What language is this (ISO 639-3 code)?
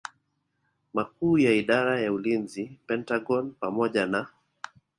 swa